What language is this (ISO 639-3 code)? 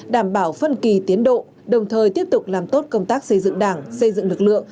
vie